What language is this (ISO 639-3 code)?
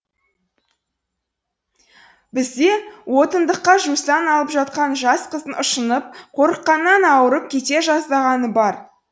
kaz